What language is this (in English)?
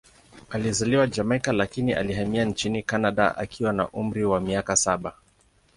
Swahili